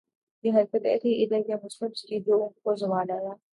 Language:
Urdu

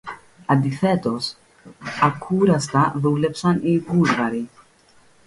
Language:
Greek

